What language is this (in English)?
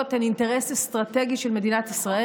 Hebrew